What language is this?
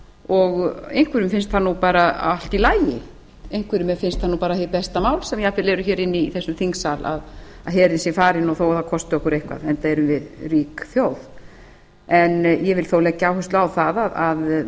Icelandic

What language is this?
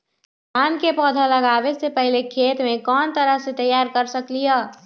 Magahi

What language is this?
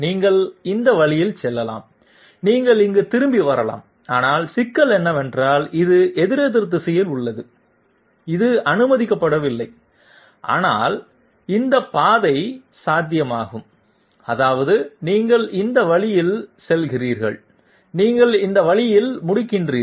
Tamil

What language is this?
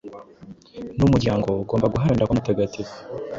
Kinyarwanda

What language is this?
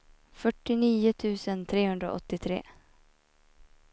Swedish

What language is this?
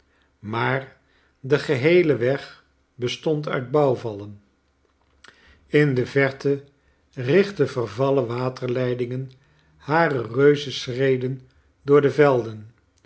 Dutch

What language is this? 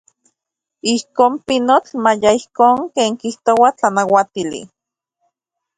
Central Puebla Nahuatl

